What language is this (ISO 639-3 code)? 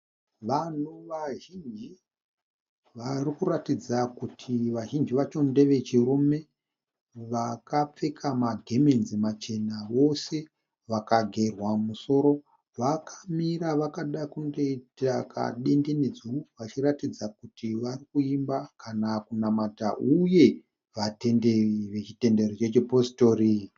sna